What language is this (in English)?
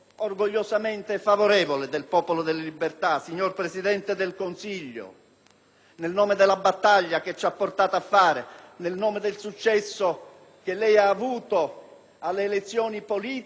Italian